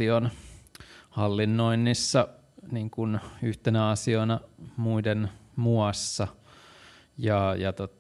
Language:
Finnish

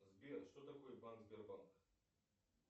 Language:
Russian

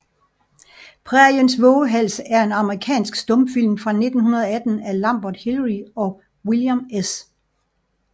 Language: Danish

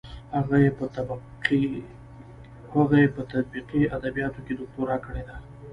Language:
Pashto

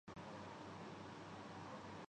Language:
Urdu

